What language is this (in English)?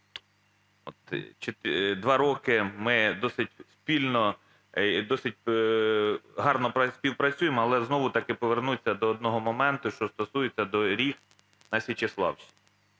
Ukrainian